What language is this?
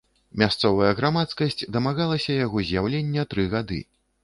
Belarusian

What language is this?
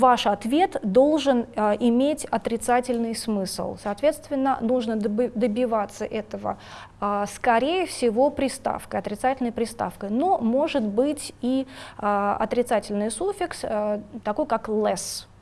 Russian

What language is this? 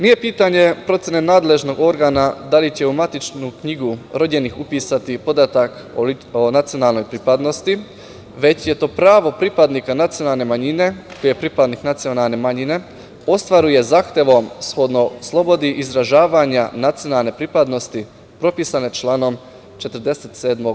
Serbian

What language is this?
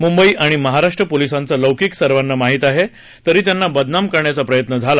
Marathi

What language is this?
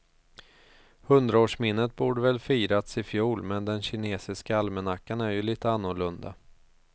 Swedish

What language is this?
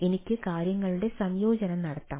Malayalam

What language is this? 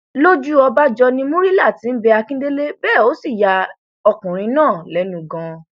Yoruba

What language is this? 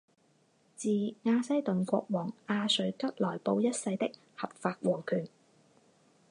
Chinese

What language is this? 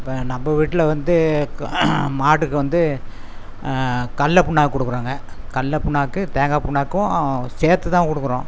Tamil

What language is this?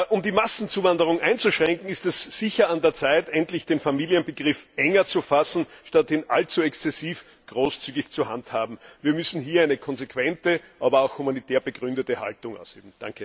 German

